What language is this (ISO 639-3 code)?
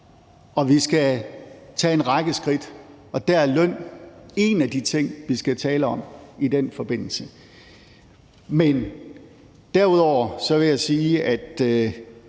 dan